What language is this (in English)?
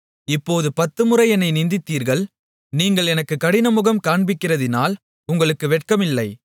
Tamil